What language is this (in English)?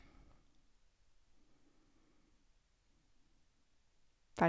Norwegian